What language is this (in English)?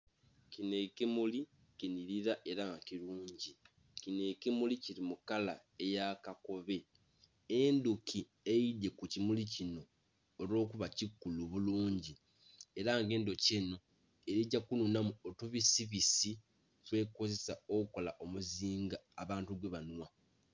Soga